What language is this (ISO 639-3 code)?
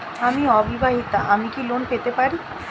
ben